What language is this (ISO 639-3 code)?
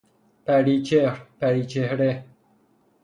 fas